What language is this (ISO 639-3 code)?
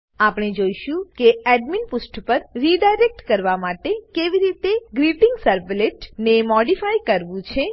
guj